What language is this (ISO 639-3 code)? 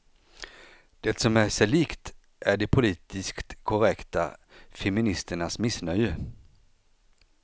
swe